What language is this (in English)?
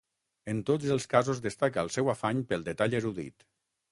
Catalan